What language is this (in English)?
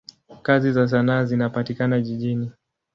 Swahili